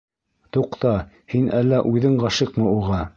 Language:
Bashkir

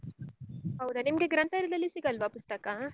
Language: Kannada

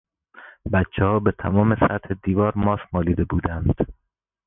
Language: Persian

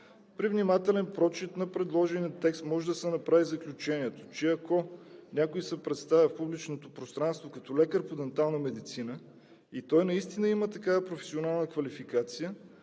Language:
Bulgarian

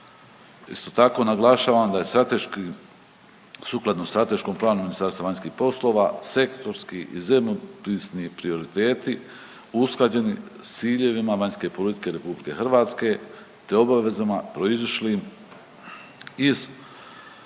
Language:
Croatian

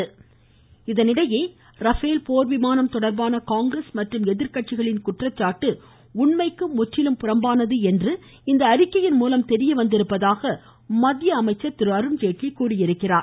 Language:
Tamil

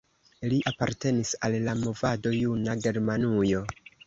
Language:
Esperanto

